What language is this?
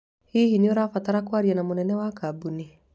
Kikuyu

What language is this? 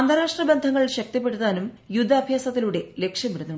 Malayalam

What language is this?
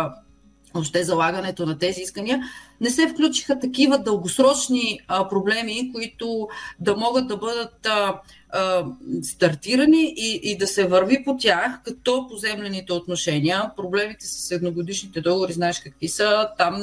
Bulgarian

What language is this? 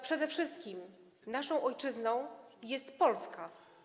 Polish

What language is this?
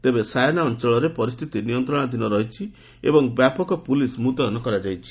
Odia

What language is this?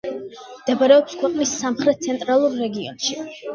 Georgian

